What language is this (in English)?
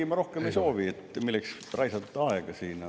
Estonian